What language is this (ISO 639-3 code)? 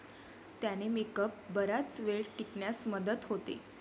mar